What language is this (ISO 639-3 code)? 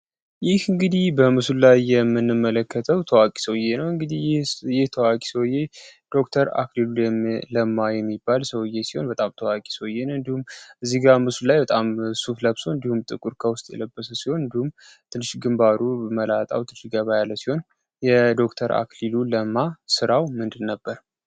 amh